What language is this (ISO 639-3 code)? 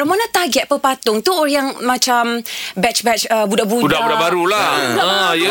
msa